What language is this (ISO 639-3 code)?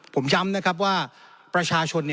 tha